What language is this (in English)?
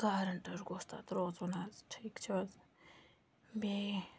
Kashmiri